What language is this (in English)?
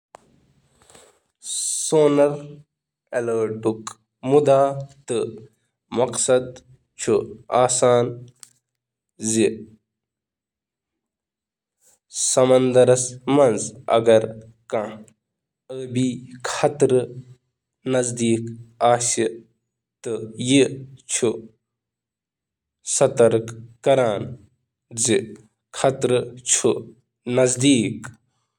Kashmiri